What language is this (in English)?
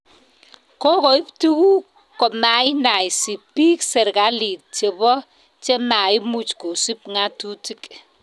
Kalenjin